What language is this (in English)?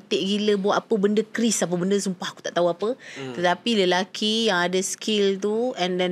Malay